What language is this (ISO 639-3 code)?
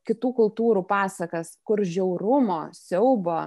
lit